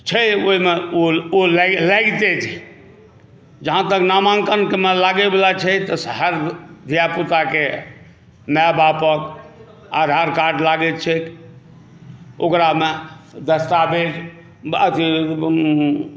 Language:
Maithili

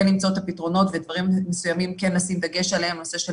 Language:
Hebrew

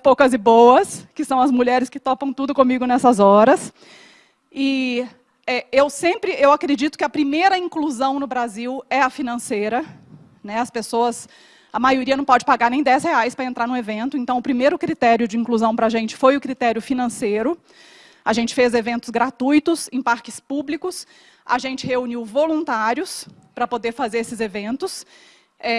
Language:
Portuguese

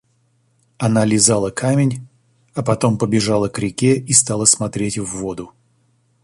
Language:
Russian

